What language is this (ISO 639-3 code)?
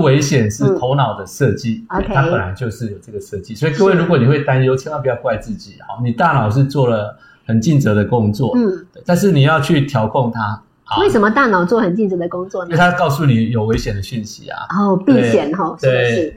zho